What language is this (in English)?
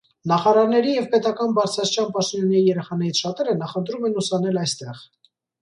Armenian